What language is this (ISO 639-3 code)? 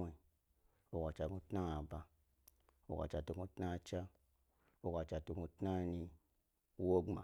gby